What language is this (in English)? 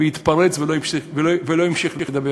Hebrew